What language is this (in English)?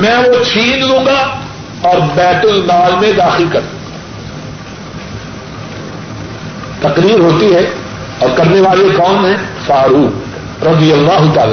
Urdu